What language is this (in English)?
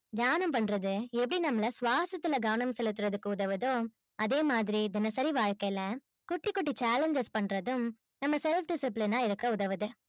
Tamil